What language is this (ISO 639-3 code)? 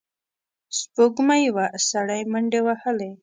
pus